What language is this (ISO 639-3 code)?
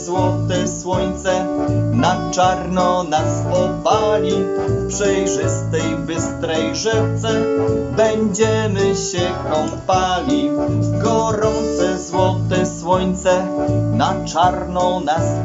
pol